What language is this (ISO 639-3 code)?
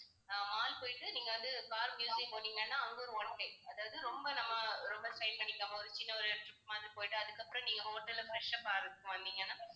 tam